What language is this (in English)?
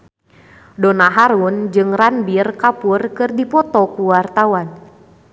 Sundanese